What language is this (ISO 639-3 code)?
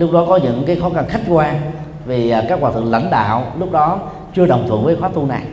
vie